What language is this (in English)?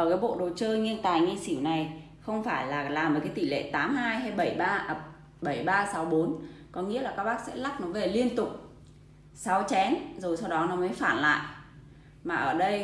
Vietnamese